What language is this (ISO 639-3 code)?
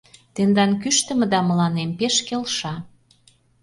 chm